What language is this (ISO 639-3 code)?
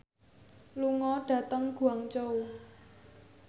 jav